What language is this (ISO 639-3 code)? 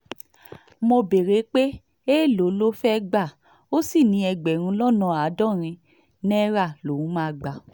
yor